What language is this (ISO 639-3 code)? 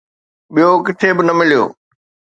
snd